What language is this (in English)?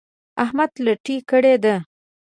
Pashto